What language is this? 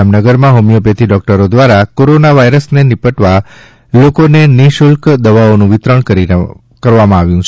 Gujarati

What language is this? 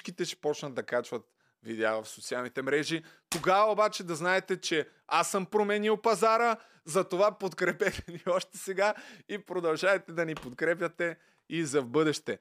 Bulgarian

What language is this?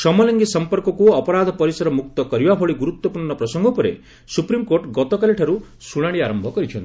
Odia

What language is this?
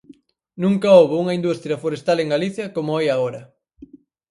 Galician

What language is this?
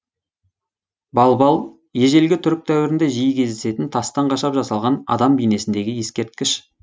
Kazakh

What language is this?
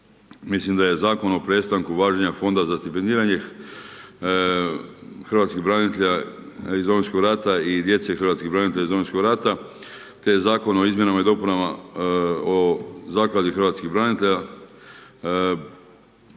Croatian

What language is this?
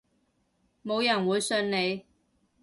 Cantonese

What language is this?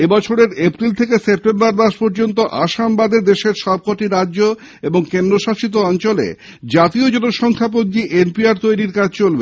Bangla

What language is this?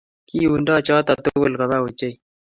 Kalenjin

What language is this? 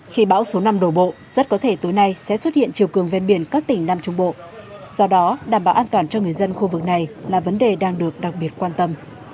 Vietnamese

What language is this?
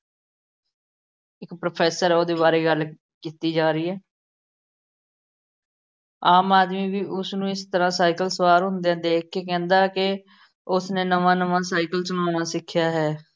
Punjabi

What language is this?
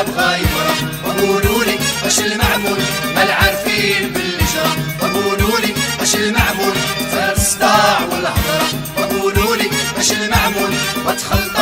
Arabic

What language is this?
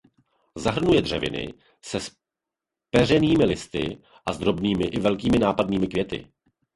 Czech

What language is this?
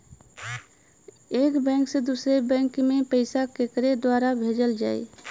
Bhojpuri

